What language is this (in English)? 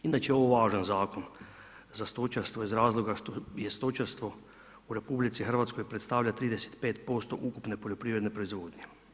Croatian